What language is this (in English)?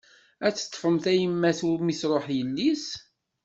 Kabyle